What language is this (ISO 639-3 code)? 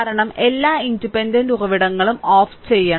mal